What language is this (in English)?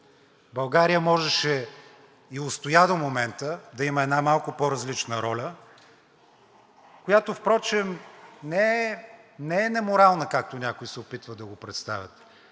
Bulgarian